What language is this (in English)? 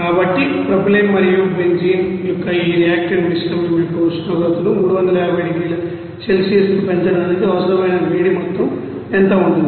Telugu